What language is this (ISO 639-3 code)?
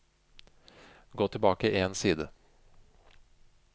nor